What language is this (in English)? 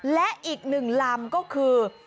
Thai